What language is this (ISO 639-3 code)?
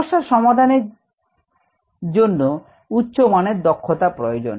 ben